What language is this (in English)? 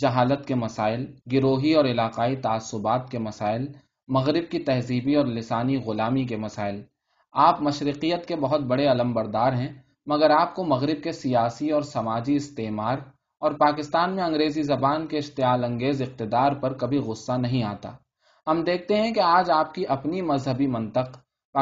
Urdu